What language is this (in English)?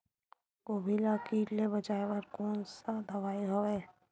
Chhattisgarhi